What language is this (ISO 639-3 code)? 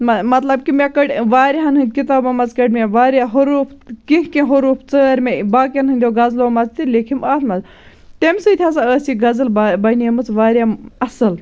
kas